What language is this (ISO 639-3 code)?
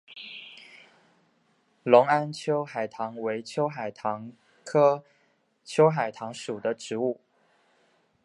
zho